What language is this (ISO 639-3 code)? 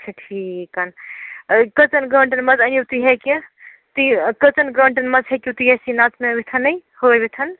kas